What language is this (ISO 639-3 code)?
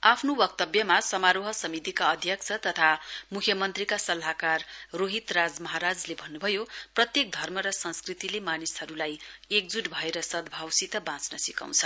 nep